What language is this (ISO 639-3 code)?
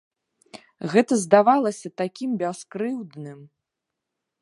bel